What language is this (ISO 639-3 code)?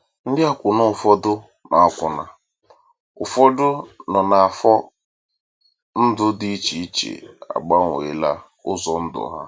ibo